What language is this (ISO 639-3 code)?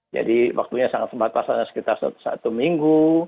ind